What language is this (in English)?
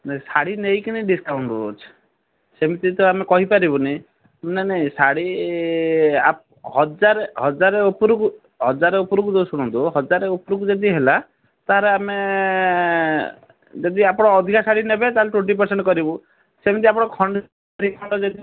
Odia